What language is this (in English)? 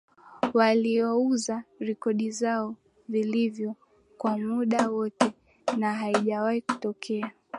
Swahili